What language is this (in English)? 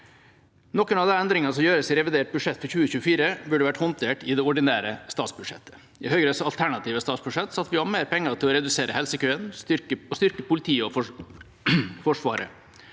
Norwegian